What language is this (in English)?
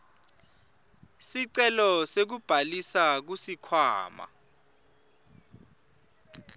Swati